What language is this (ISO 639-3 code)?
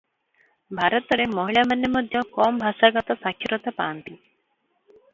ori